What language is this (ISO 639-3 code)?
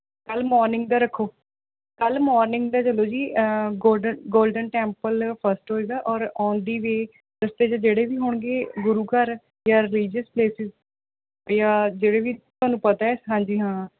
pan